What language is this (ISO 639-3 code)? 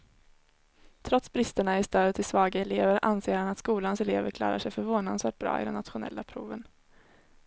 swe